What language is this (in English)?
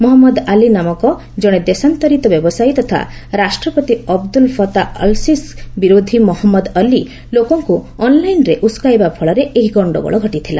Odia